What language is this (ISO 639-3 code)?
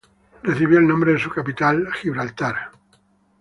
spa